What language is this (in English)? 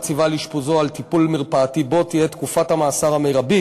Hebrew